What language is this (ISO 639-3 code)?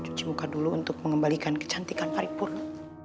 ind